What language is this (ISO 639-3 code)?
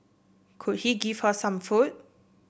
eng